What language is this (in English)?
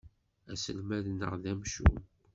Kabyle